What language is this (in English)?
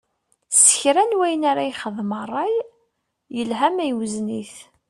Kabyle